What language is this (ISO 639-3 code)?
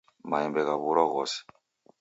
dav